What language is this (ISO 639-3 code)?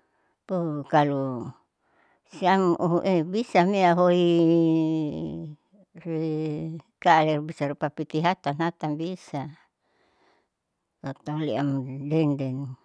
sau